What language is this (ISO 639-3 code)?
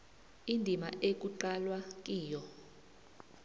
nbl